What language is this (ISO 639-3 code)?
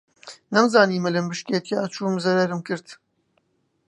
ckb